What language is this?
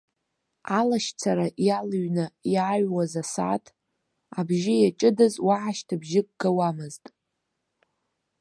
Abkhazian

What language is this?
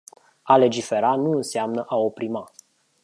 Romanian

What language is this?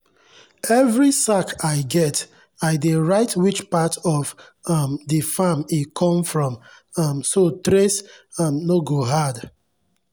Nigerian Pidgin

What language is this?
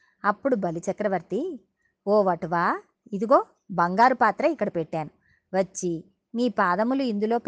Telugu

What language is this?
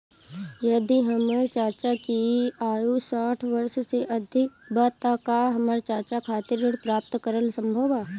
Bhojpuri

